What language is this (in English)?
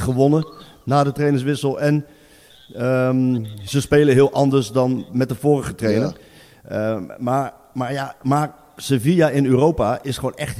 Dutch